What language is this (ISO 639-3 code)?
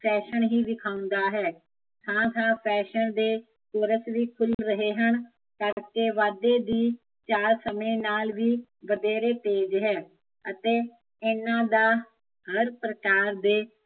pan